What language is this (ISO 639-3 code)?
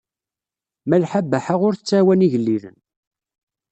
kab